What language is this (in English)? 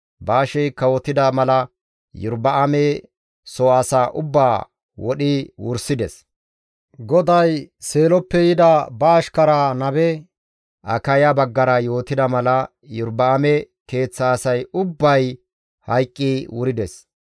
Gamo